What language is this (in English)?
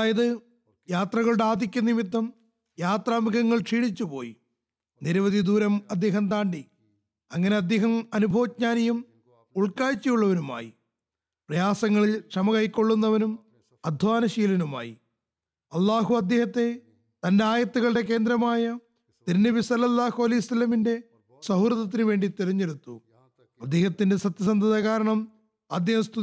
Malayalam